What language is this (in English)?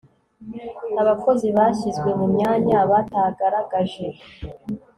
Kinyarwanda